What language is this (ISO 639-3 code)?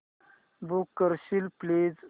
mar